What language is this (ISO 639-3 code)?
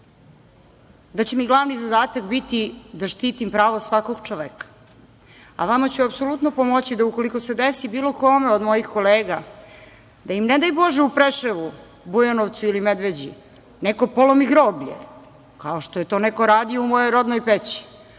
srp